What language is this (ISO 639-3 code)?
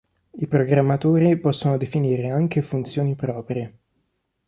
ita